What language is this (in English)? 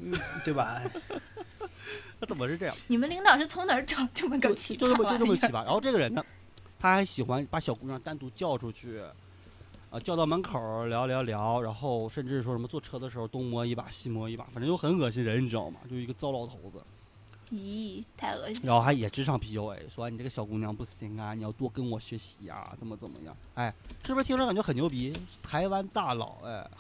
Chinese